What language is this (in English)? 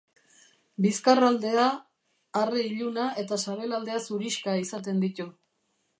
Basque